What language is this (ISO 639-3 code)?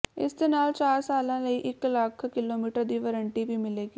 pan